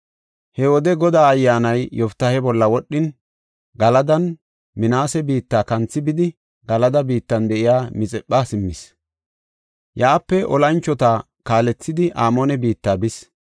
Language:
Gofa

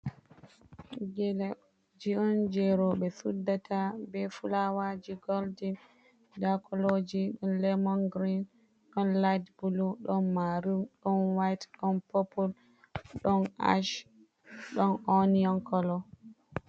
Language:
Fula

